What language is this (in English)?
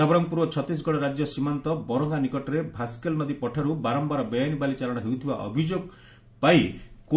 Odia